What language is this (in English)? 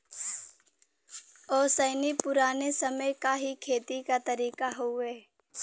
Bhojpuri